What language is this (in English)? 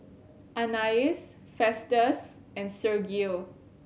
English